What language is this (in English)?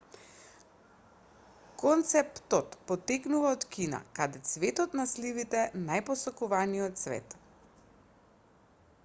Macedonian